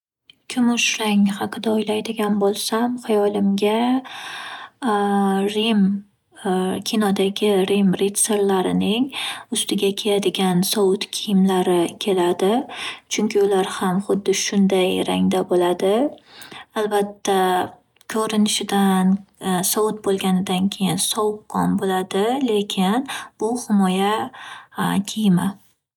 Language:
Uzbek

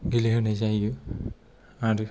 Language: Bodo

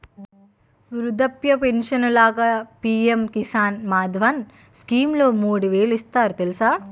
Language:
Telugu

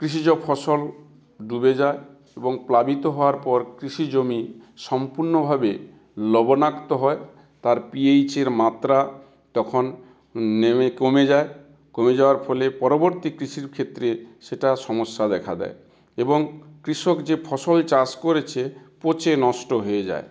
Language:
Bangla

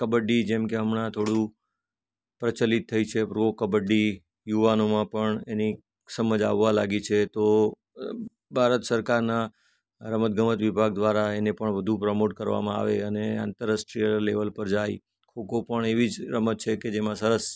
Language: Gujarati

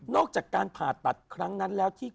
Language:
Thai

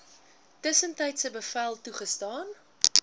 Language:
Afrikaans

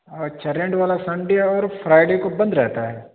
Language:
Urdu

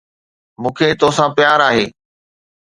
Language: Sindhi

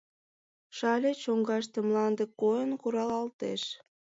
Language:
Mari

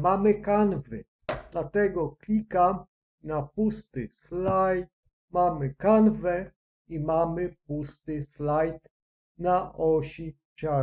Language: Polish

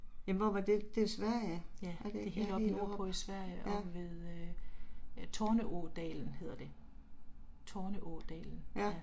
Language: Danish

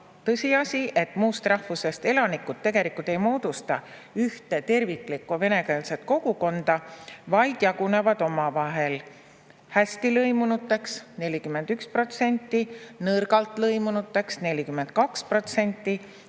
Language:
Estonian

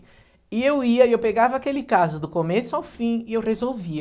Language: Portuguese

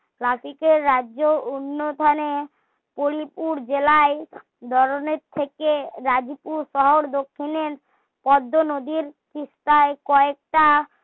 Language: Bangla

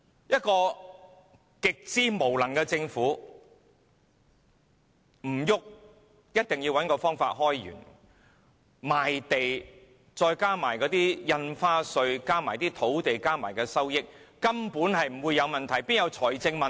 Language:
Cantonese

